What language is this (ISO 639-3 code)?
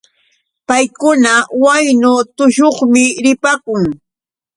qux